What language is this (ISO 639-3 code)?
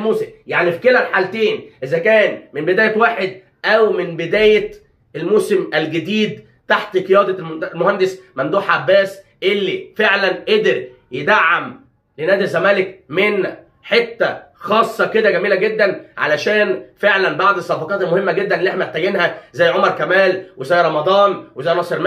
ara